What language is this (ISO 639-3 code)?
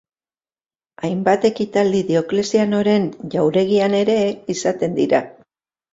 eus